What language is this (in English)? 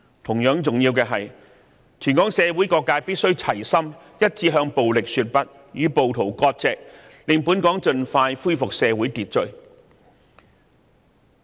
Cantonese